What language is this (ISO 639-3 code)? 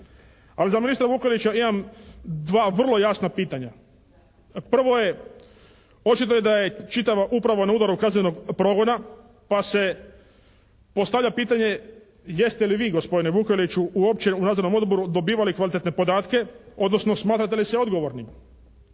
hrv